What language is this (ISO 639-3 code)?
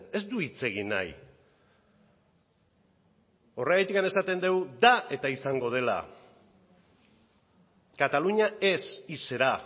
eus